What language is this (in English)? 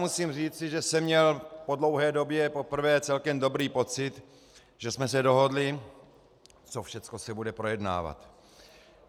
Czech